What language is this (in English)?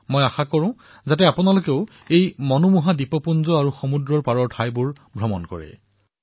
Assamese